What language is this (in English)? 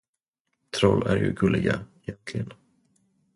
Swedish